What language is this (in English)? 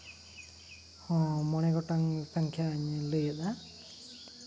Santali